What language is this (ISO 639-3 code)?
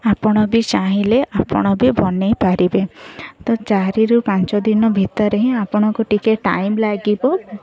ori